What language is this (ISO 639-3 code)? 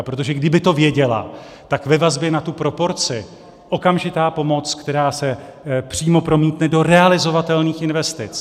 ces